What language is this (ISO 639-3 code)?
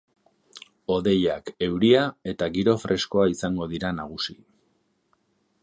eus